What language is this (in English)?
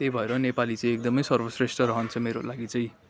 Nepali